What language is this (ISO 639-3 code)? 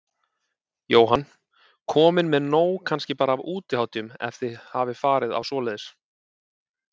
isl